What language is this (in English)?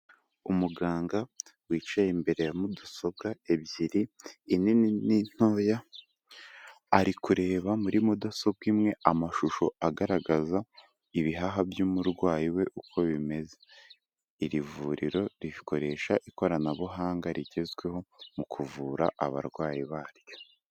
Kinyarwanda